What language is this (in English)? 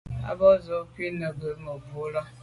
Medumba